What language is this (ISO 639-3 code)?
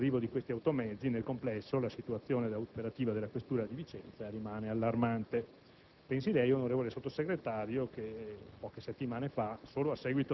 ita